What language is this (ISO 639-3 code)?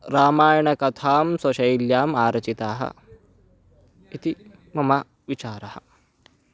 san